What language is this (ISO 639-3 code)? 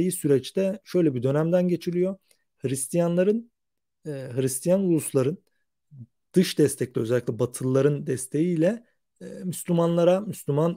tur